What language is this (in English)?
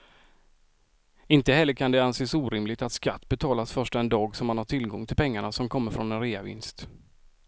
Swedish